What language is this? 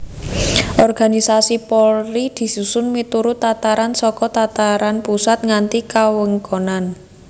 Javanese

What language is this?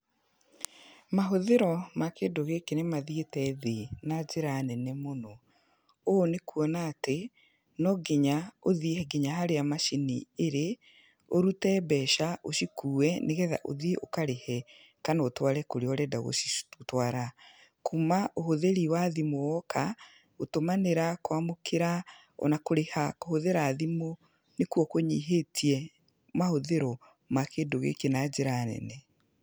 Kikuyu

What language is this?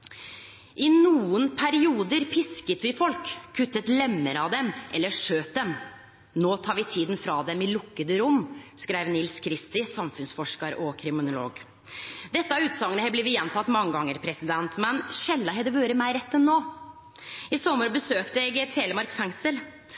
Norwegian Nynorsk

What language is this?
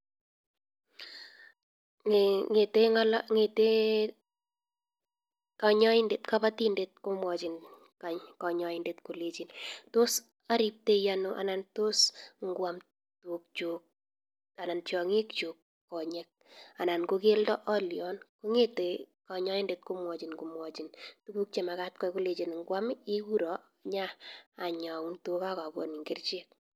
Kalenjin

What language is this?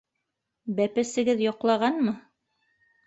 Bashkir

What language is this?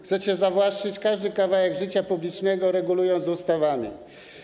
Polish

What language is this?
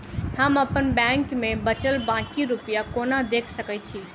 Maithili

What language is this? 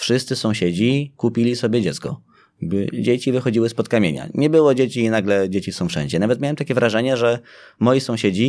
Polish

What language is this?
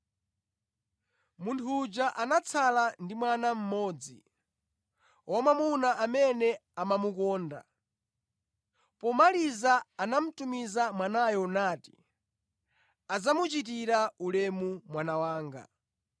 Nyanja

